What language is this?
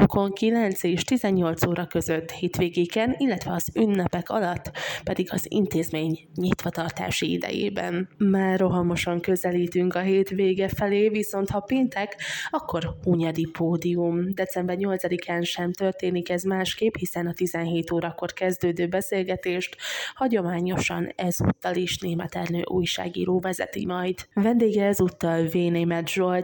Hungarian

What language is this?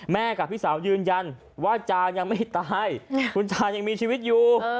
Thai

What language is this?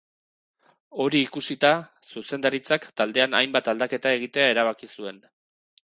Basque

